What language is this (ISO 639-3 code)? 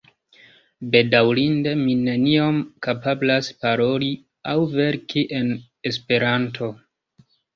epo